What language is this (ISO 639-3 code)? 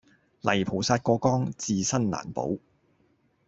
yue